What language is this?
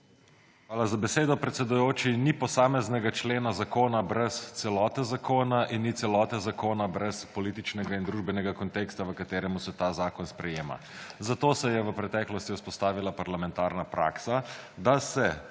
Slovenian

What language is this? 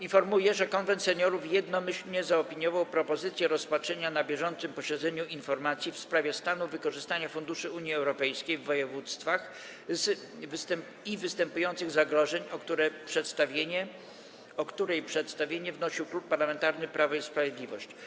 Polish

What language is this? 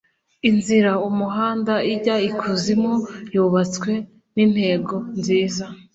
Kinyarwanda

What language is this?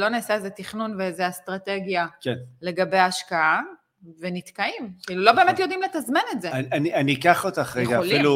Hebrew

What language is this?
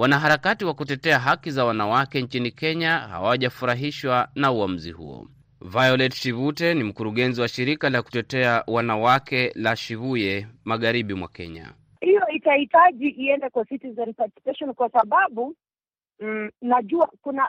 Swahili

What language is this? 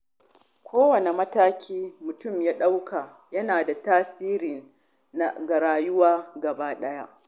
Hausa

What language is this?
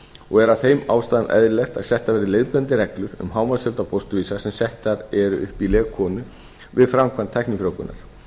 Icelandic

